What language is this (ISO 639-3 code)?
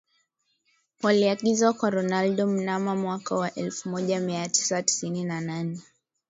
swa